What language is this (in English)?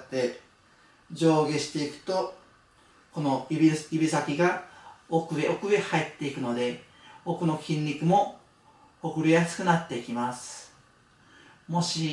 Japanese